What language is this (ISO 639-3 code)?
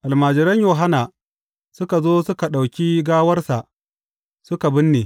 hau